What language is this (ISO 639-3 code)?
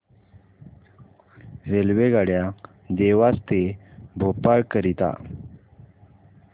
mar